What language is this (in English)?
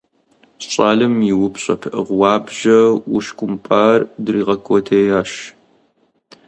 Kabardian